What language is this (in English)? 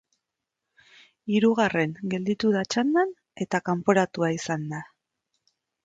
Basque